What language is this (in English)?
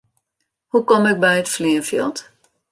Western Frisian